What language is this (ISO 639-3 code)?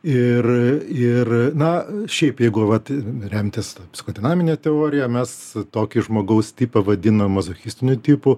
lit